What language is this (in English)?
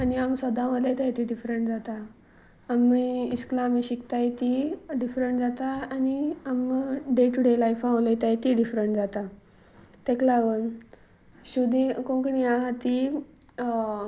Konkani